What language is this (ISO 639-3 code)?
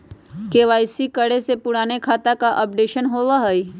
mag